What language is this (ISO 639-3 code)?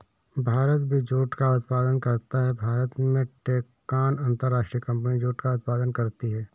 hin